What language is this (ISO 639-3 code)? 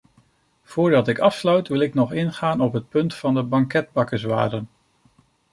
nld